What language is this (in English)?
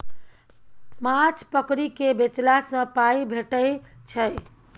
Maithili